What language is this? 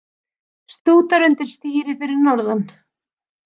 Icelandic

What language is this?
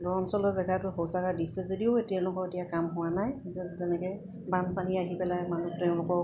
Assamese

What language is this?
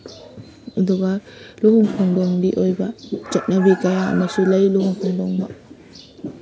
Manipuri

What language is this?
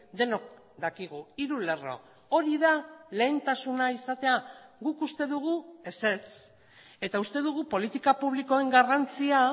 Basque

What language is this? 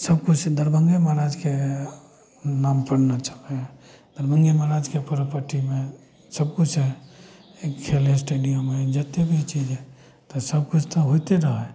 Maithili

